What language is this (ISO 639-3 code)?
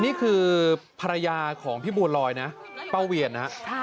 tha